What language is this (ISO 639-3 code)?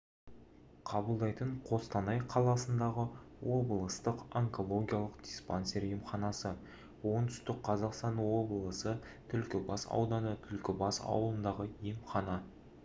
kaz